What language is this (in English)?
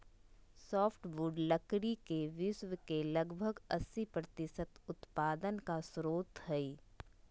Magahi